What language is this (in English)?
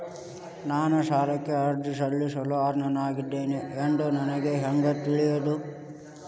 Kannada